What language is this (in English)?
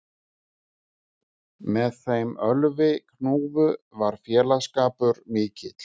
Icelandic